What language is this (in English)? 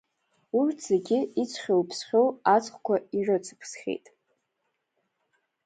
Abkhazian